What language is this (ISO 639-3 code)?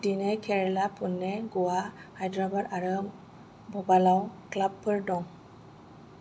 brx